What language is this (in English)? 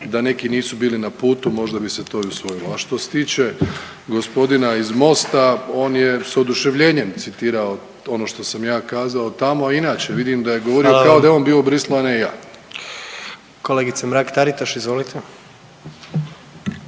Croatian